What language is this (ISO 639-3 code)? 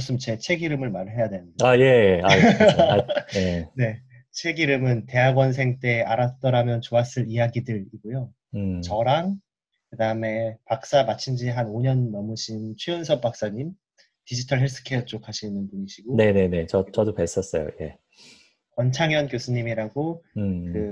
kor